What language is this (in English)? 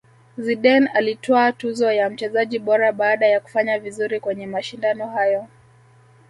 Swahili